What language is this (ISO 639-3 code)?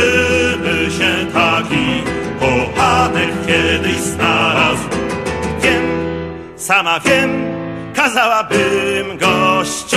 pol